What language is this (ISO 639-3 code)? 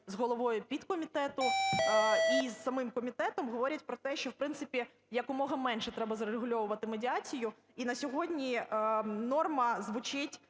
ukr